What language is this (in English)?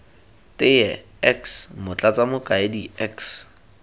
Tswana